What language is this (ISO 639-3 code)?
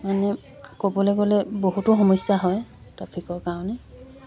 asm